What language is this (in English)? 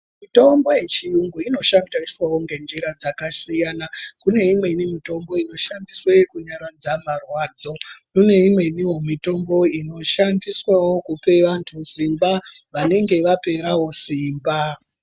Ndau